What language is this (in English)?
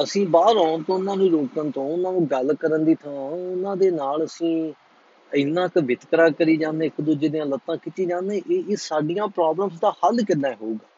Punjabi